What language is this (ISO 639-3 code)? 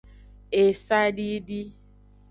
ajg